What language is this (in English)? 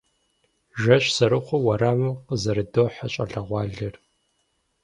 Kabardian